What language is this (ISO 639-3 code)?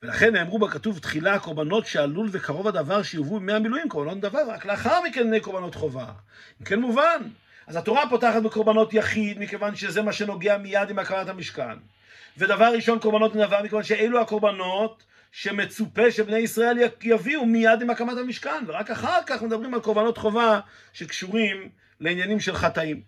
heb